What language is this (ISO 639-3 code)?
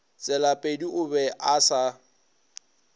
nso